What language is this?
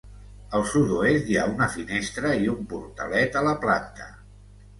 Catalan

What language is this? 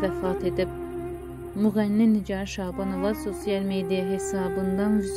Turkish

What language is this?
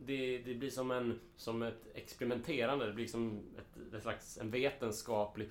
Swedish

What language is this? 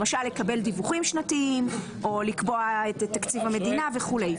Hebrew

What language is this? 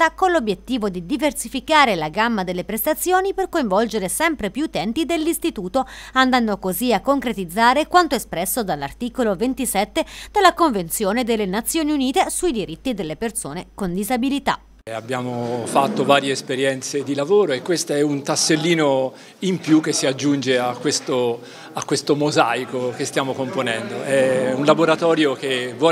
Italian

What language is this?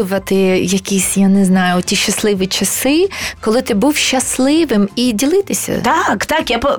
Ukrainian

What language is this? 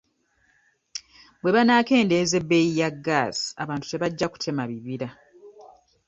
Ganda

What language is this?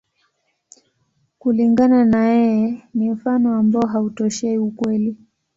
Swahili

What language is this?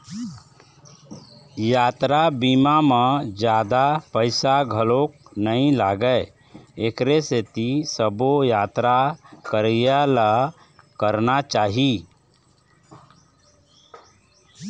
Chhattisgarhi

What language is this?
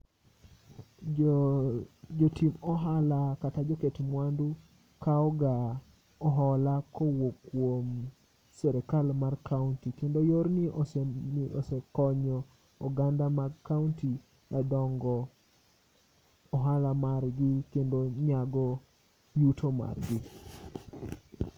Luo (Kenya and Tanzania)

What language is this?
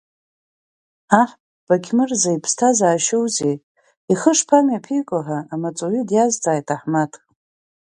Abkhazian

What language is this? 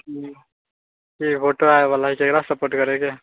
Maithili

